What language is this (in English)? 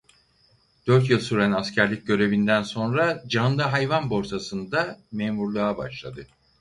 Turkish